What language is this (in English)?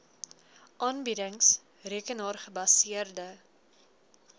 Afrikaans